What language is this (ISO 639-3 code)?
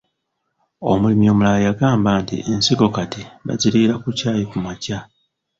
lug